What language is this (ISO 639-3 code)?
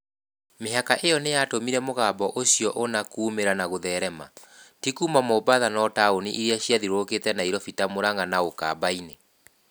kik